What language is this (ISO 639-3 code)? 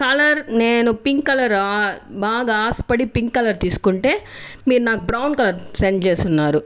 tel